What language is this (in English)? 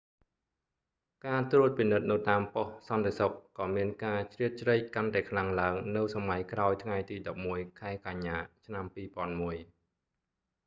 Khmer